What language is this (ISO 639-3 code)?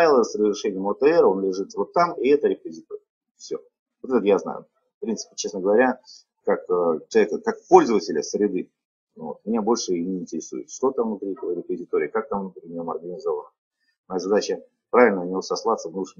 rus